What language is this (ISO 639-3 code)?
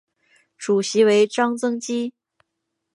zho